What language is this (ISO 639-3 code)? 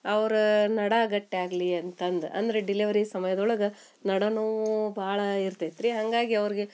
kan